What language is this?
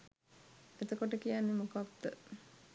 Sinhala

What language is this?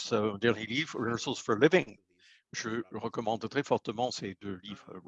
French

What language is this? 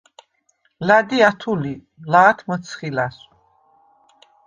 Svan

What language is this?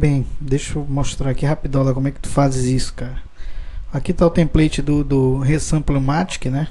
Portuguese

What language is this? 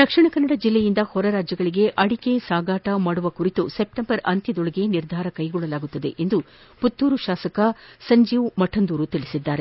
Kannada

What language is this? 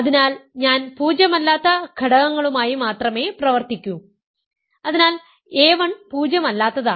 Malayalam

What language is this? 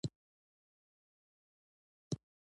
Pashto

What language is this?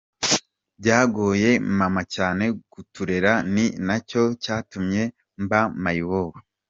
Kinyarwanda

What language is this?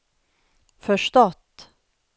Swedish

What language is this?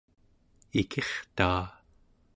Central Yupik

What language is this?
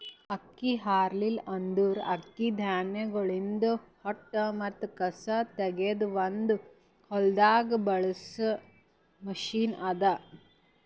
Kannada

